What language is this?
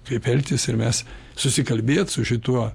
Lithuanian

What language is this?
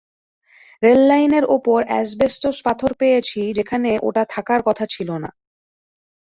Bangla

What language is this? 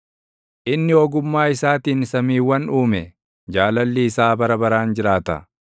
Oromo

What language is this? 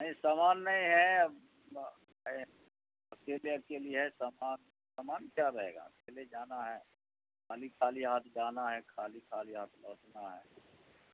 Urdu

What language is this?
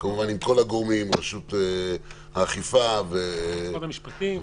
Hebrew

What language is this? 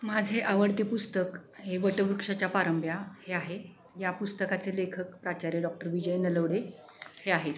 Marathi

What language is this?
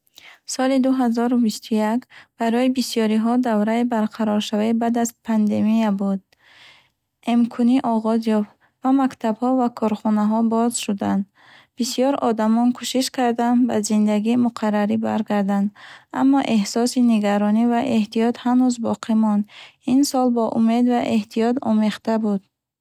Bukharic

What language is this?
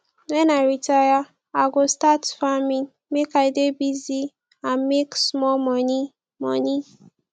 Nigerian Pidgin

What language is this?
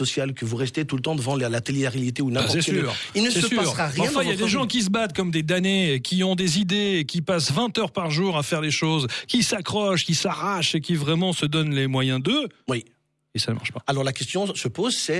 French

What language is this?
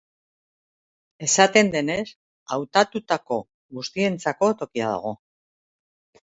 Basque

